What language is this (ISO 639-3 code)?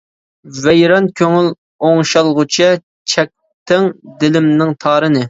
uig